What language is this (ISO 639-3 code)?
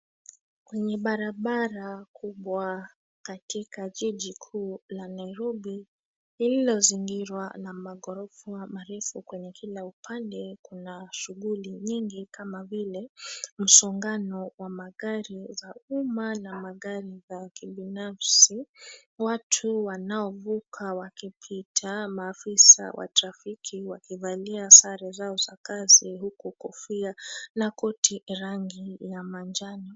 swa